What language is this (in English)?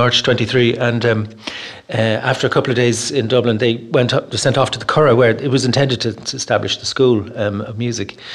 English